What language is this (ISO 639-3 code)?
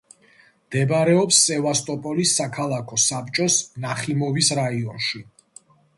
kat